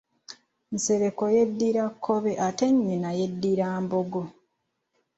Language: Ganda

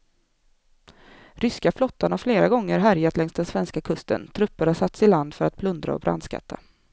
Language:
Swedish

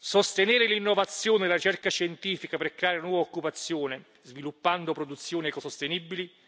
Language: Italian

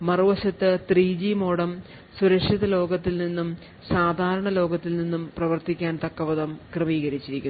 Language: Malayalam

